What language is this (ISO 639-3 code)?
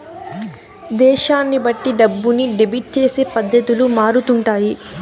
tel